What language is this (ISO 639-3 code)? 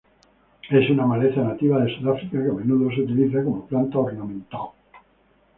spa